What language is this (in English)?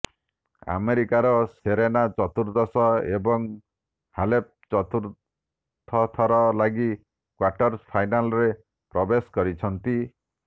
Odia